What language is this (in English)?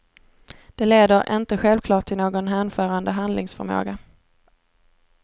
Swedish